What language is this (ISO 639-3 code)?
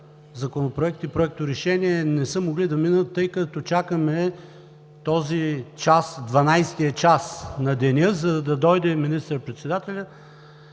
bul